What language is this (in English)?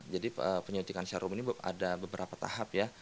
Indonesian